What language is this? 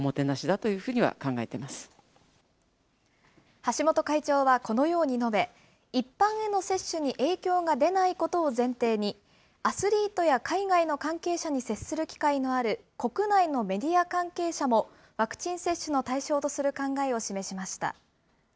Japanese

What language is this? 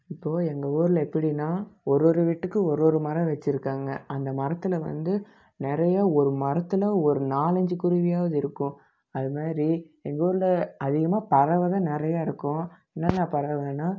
Tamil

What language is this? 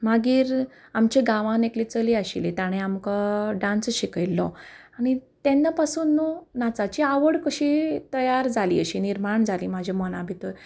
Konkani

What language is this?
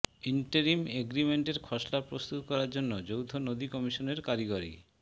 Bangla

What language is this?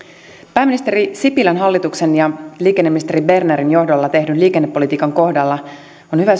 Finnish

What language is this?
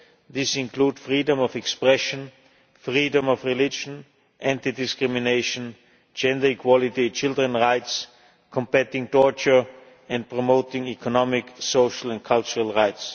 English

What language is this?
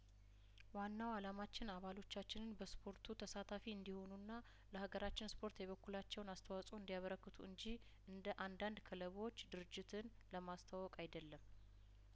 Amharic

